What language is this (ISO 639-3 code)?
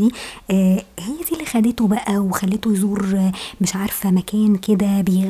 ara